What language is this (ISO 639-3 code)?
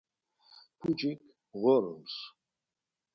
lzz